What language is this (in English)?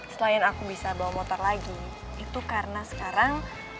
Indonesian